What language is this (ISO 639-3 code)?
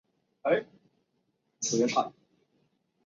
zho